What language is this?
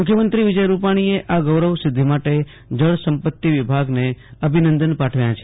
Gujarati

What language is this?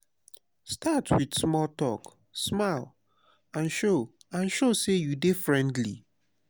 Nigerian Pidgin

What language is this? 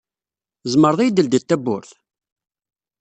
Kabyle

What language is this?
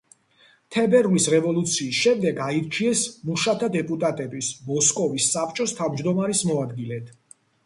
Georgian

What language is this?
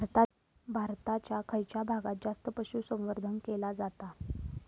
Marathi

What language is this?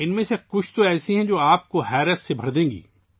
Urdu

